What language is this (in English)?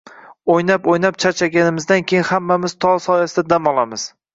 Uzbek